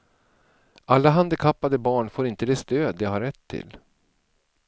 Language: Swedish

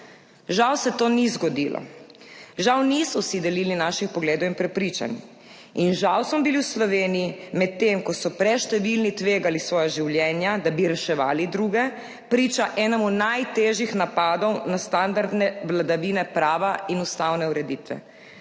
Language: Slovenian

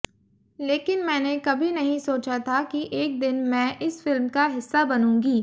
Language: Hindi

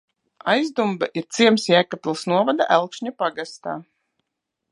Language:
Latvian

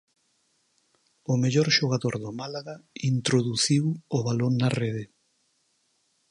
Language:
Galician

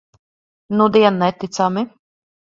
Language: Latvian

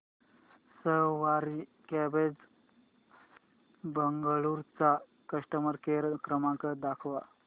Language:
Marathi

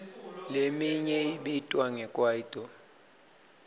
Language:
Swati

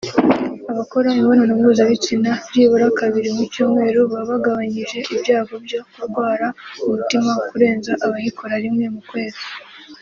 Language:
Kinyarwanda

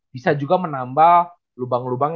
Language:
Indonesian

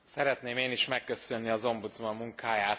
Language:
Hungarian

